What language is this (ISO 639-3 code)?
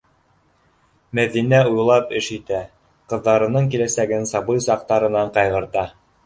bak